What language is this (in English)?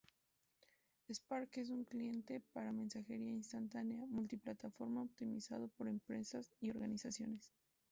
Spanish